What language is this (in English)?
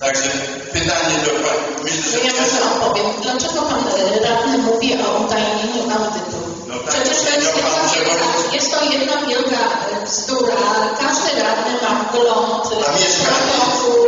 Polish